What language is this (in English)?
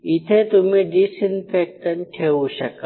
Marathi